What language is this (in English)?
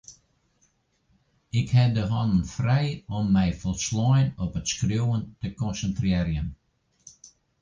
Western Frisian